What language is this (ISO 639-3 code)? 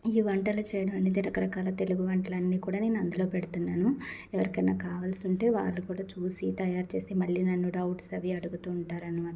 tel